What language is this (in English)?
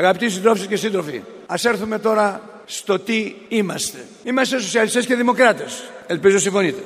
Greek